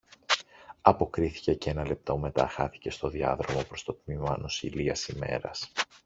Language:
Greek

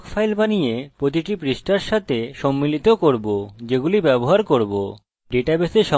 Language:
Bangla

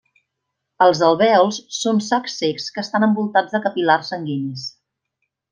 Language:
Catalan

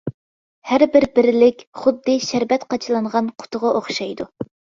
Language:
Uyghur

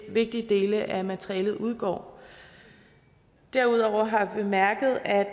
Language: Danish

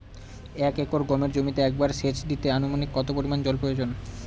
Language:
Bangla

